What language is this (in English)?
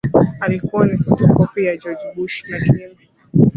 Swahili